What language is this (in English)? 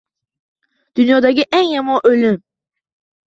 Uzbek